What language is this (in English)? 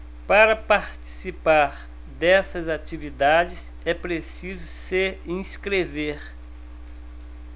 Portuguese